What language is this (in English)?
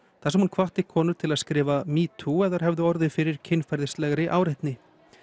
Icelandic